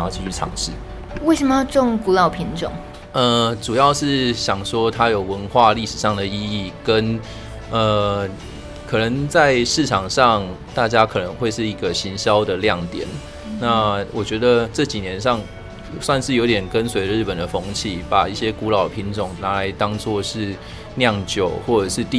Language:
Chinese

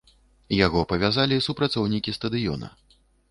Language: Belarusian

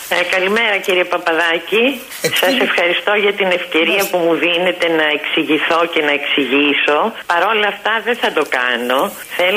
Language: Greek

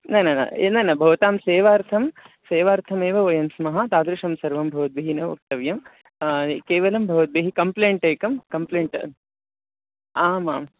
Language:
Sanskrit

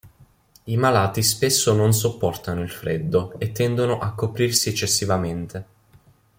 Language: Italian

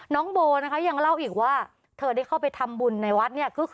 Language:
Thai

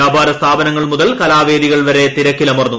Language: Malayalam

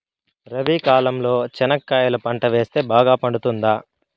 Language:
Telugu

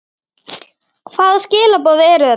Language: Icelandic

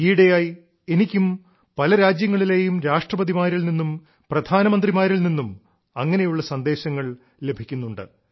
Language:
Malayalam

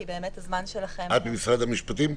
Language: Hebrew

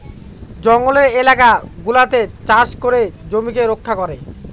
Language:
Bangla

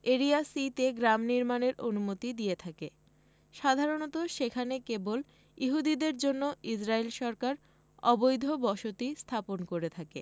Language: Bangla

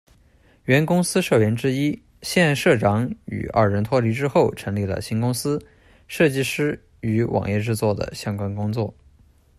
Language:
Chinese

